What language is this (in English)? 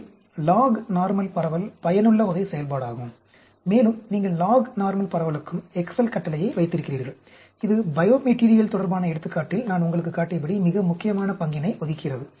Tamil